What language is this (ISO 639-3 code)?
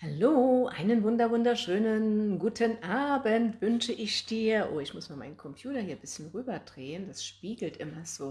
deu